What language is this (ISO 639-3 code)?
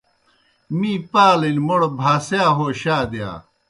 plk